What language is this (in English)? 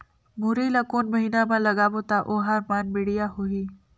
Chhattisgarhi